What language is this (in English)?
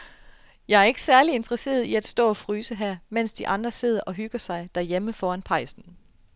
Danish